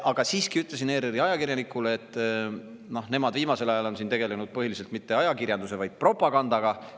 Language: Estonian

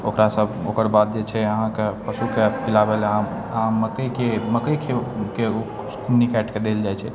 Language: Maithili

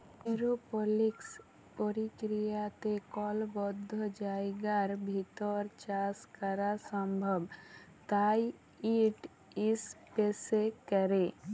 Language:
Bangla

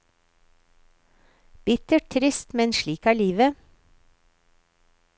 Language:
Norwegian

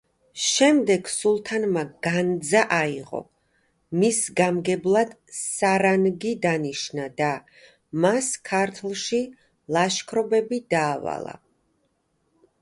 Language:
Georgian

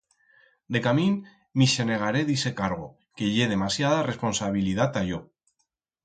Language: Aragonese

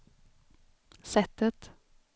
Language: Swedish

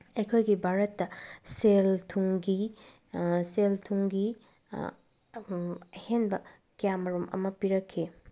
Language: Manipuri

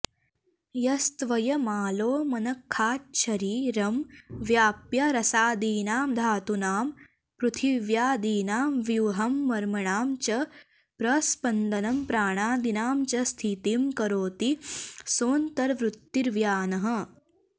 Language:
Sanskrit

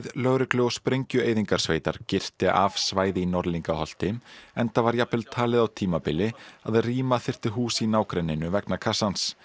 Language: Icelandic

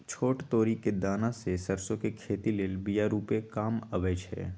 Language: Magahi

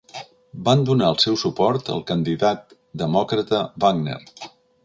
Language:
Catalan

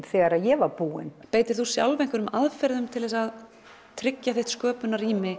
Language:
Icelandic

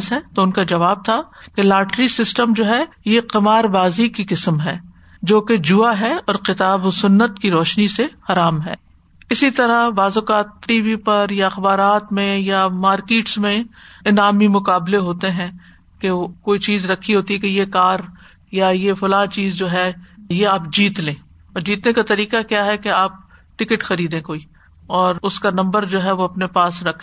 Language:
Urdu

